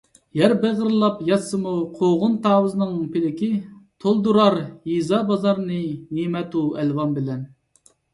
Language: Uyghur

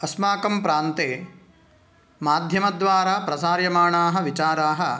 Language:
Sanskrit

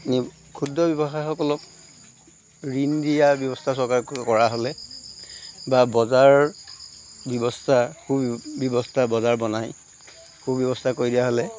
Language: Assamese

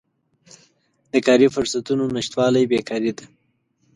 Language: Pashto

